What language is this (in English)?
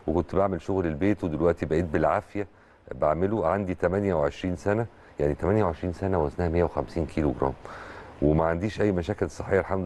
Arabic